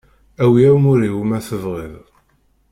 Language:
Kabyle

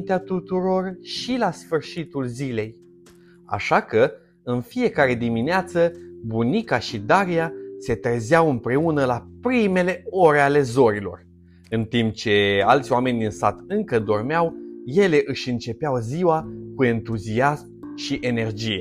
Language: Romanian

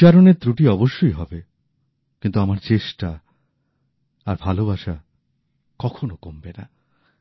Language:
Bangla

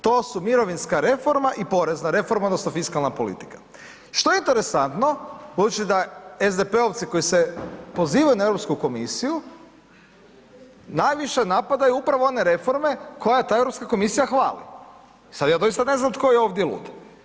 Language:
Croatian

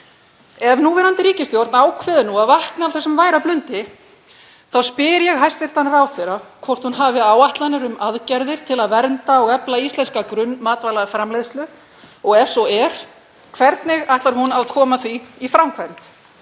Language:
Icelandic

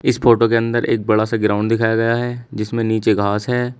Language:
Hindi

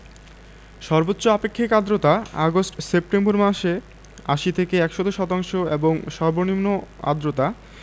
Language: Bangla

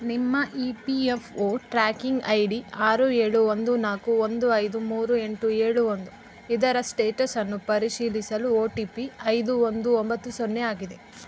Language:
Kannada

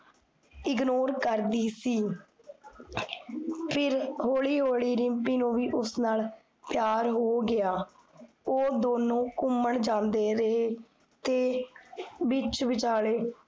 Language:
Punjabi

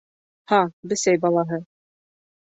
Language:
Bashkir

